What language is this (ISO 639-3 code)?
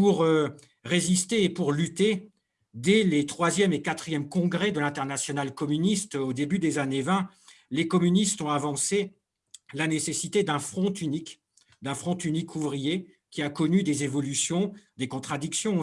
fra